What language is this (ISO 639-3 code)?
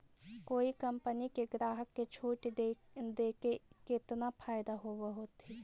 mag